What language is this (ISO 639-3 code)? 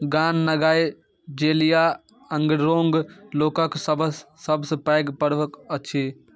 mai